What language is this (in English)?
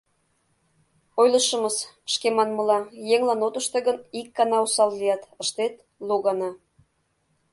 Mari